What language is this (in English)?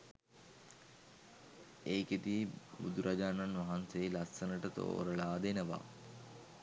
Sinhala